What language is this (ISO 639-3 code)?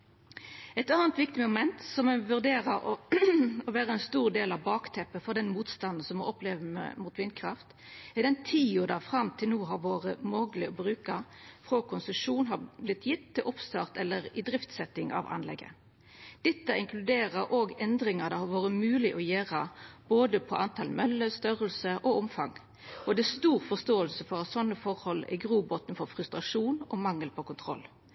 nno